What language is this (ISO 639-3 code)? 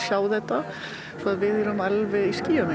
isl